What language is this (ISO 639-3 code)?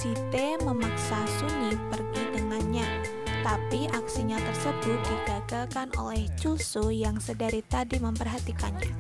ind